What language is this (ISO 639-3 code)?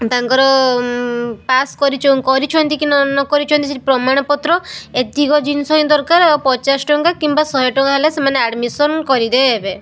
ori